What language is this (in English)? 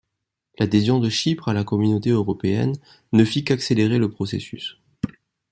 French